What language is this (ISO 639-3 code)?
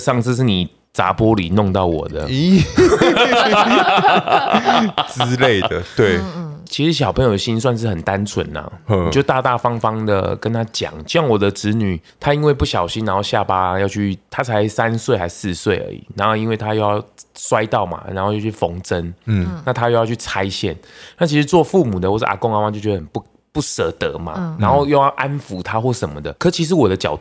zho